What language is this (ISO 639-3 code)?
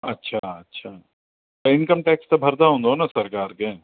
snd